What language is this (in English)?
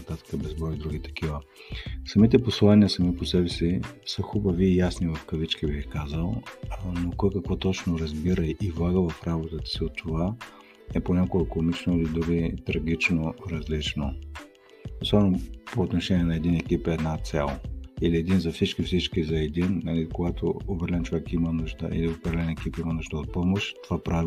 Bulgarian